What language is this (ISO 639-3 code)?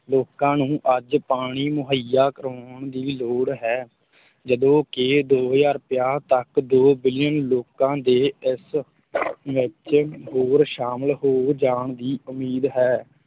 pan